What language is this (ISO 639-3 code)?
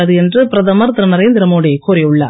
tam